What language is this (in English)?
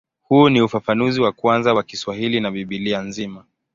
Swahili